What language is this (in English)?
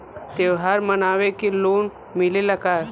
Bhojpuri